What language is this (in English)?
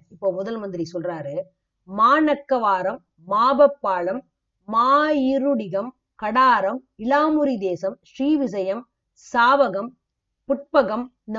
Tamil